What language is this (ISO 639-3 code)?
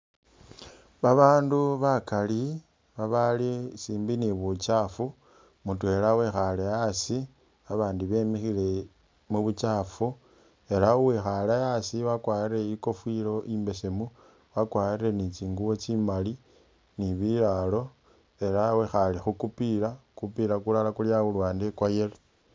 myx